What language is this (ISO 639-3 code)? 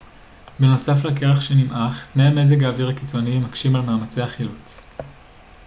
heb